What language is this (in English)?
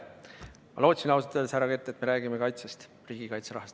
Estonian